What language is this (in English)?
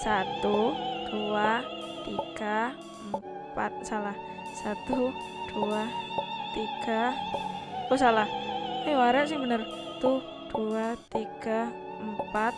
Indonesian